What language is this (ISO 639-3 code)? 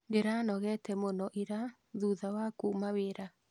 kik